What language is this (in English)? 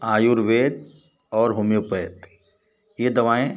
Hindi